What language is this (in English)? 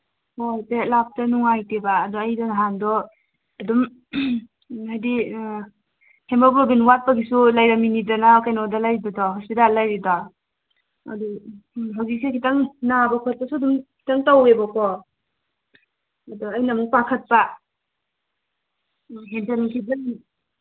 Manipuri